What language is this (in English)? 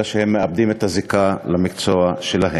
Hebrew